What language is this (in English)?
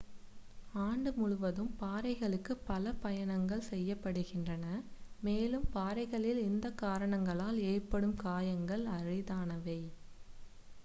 Tamil